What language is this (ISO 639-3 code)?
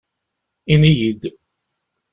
kab